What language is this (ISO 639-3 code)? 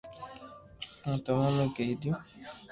lrk